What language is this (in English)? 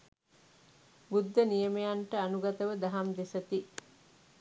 Sinhala